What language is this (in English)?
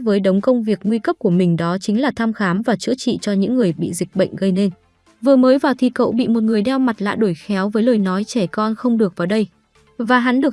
Vietnamese